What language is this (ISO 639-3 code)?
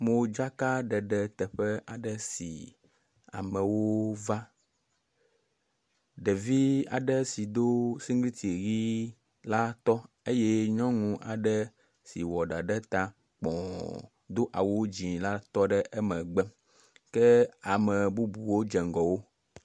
ewe